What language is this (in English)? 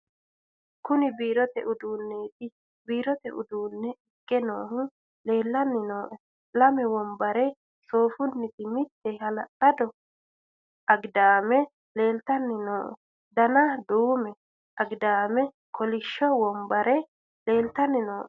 Sidamo